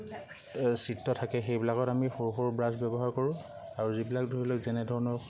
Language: Assamese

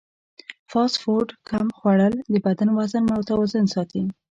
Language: Pashto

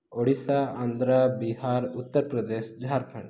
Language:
Odia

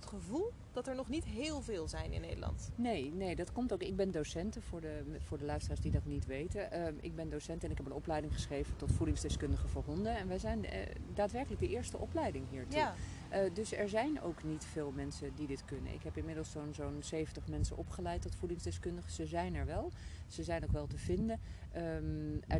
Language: Dutch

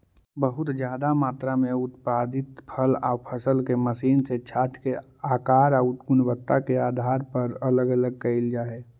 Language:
Magahi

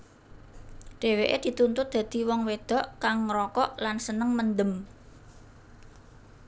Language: Javanese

